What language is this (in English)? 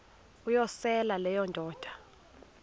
Xhosa